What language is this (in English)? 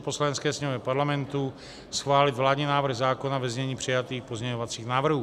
Czech